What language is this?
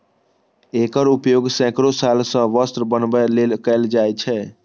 Maithili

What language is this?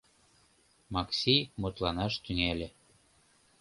Mari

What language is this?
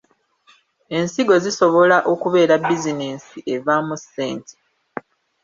Ganda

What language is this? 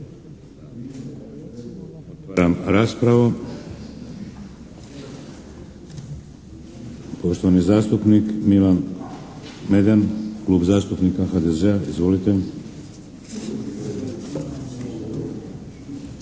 Croatian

